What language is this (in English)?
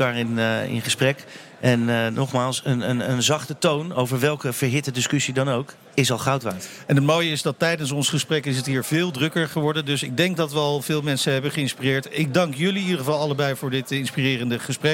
Dutch